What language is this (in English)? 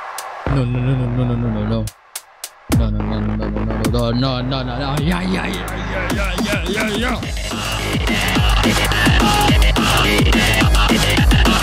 Indonesian